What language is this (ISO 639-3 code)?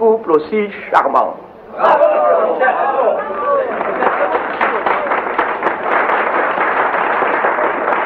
fra